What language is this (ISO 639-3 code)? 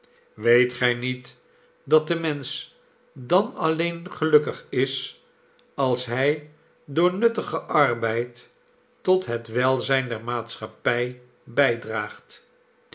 nld